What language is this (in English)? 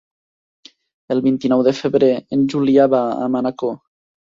Catalan